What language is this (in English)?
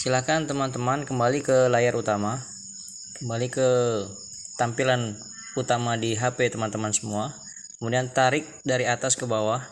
Indonesian